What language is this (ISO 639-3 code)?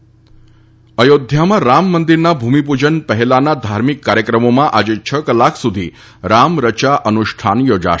guj